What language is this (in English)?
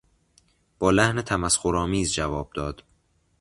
Persian